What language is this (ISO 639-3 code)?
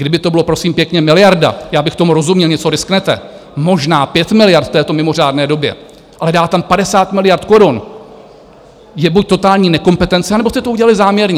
ces